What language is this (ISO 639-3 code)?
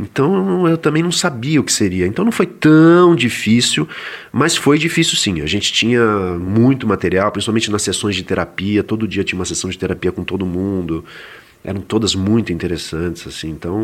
por